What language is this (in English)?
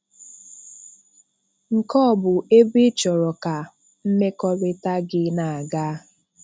Igbo